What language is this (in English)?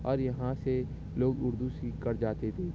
Urdu